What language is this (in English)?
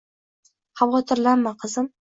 Uzbek